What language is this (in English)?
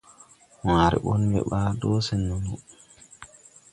Tupuri